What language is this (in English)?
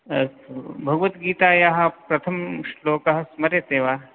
Sanskrit